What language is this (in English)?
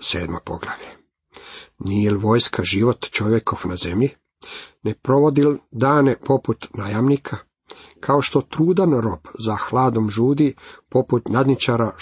Croatian